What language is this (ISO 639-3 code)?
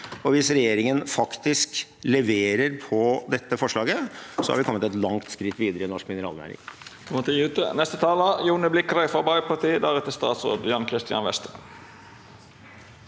nor